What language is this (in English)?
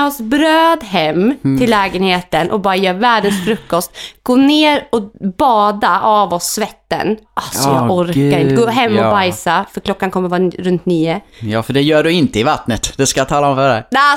Swedish